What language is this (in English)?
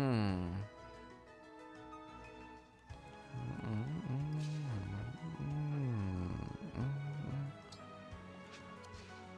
German